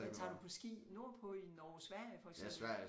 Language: Danish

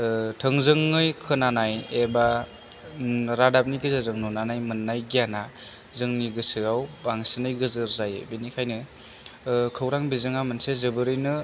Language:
Bodo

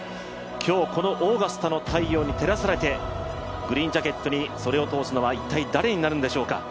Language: Japanese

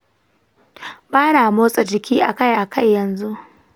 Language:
Hausa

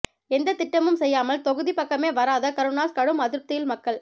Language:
Tamil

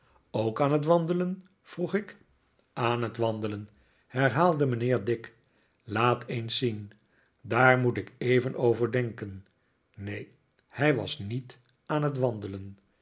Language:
Dutch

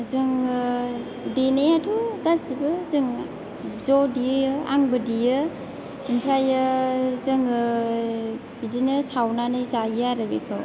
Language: Bodo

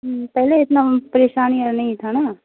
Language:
Urdu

